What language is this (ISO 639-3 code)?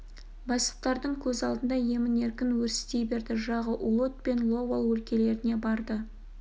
kaz